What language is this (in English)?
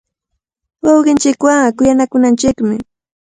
Cajatambo North Lima Quechua